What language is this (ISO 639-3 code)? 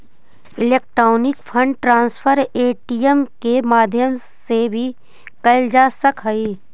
mag